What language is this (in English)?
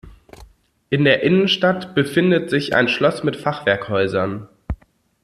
German